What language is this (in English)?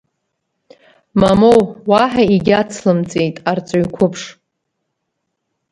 Abkhazian